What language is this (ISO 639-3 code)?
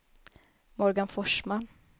swe